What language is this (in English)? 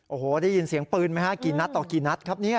Thai